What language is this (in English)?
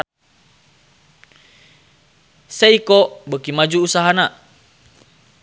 Sundanese